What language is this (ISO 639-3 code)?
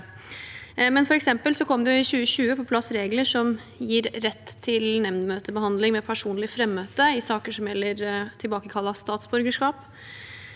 nor